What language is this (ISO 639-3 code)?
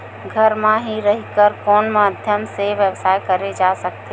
hne